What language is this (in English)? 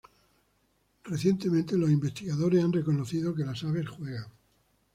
Spanish